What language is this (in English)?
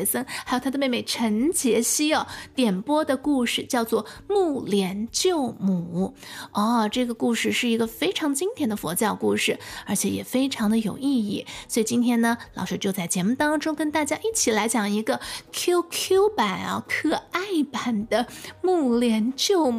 Chinese